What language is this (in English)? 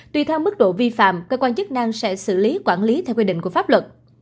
Vietnamese